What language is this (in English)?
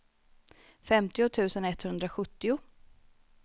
Swedish